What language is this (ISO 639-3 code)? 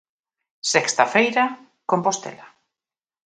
glg